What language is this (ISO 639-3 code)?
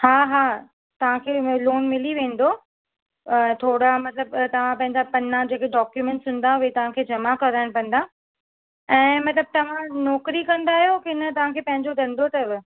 snd